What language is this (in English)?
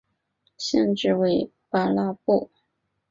Chinese